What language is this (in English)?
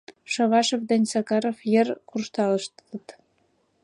Mari